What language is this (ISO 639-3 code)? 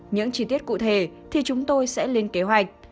vie